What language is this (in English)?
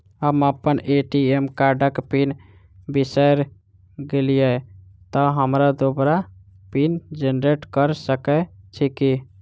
Maithili